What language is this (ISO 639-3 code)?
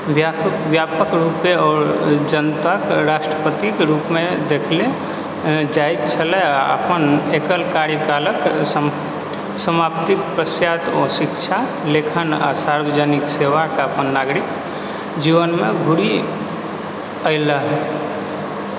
mai